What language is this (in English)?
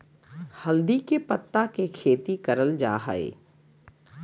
Magahi